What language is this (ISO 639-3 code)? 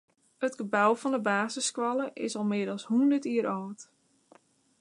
fry